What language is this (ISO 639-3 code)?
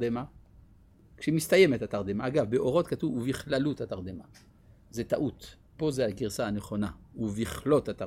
heb